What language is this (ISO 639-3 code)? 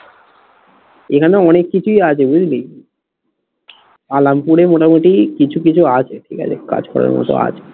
ben